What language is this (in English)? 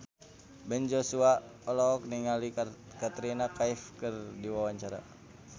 Sundanese